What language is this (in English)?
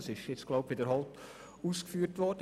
Swiss German